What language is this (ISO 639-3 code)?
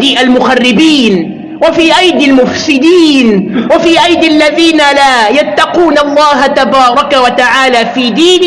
ara